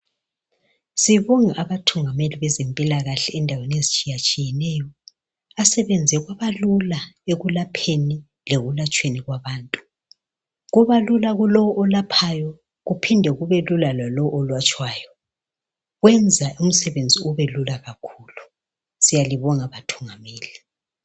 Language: North Ndebele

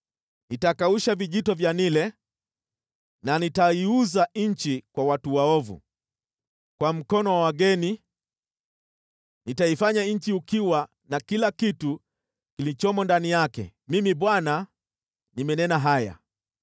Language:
Swahili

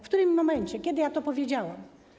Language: Polish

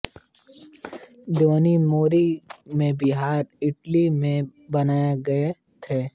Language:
Hindi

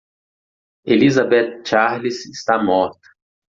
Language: Portuguese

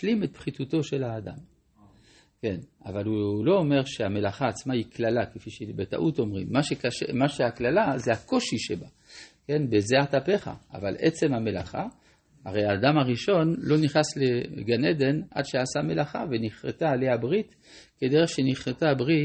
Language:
Hebrew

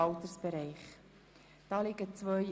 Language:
Swiss German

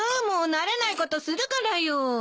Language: Japanese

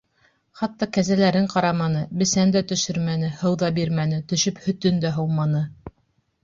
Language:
Bashkir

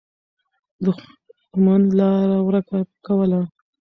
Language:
Pashto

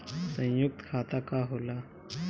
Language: Bhojpuri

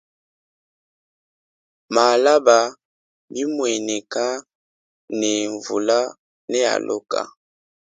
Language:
Luba-Lulua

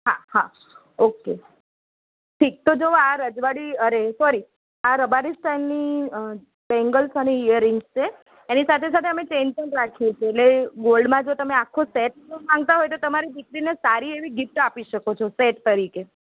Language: Gujarati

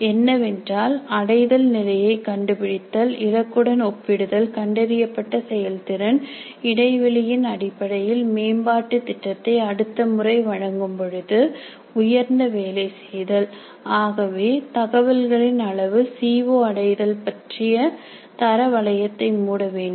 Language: Tamil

